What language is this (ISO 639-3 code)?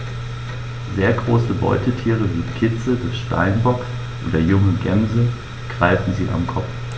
deu